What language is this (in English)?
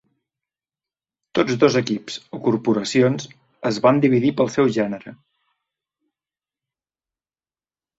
Catalan